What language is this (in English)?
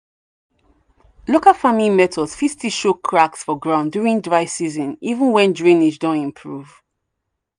Nigerian Pidgin